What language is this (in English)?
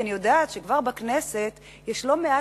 Hebrew